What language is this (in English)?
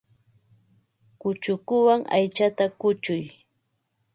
Ambo-Pasco Quechua